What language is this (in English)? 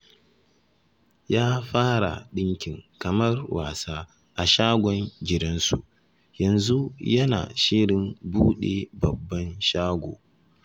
Hausa